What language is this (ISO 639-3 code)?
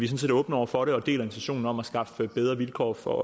dan